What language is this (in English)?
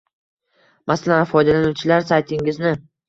Uzbek